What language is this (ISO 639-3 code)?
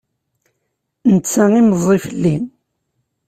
kab